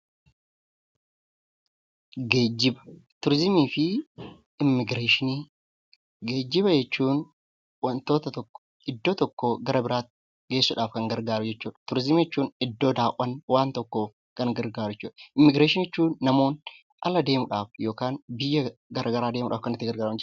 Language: Oromo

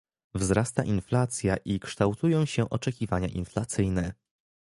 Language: Polish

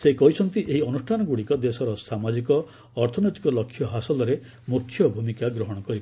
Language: Odia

